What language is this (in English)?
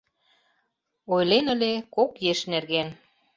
Mari